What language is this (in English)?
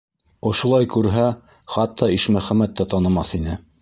Bashkir